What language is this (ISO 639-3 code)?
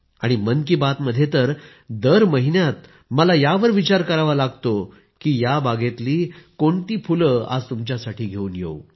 mar